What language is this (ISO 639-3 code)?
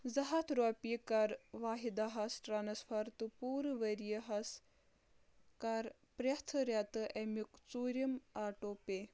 kas